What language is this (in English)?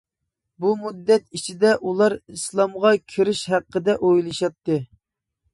Uyghur